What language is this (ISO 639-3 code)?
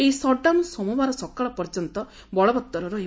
ori